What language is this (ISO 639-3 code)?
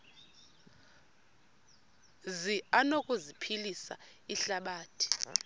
xho